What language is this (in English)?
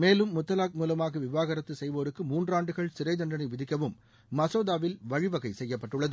Tamil